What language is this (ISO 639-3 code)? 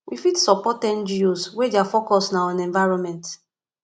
pcm